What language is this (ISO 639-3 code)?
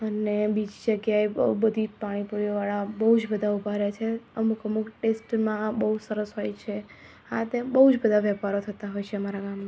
guj